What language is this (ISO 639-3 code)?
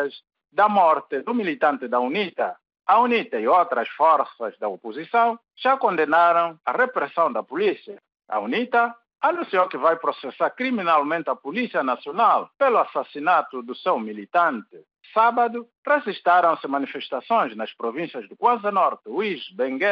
por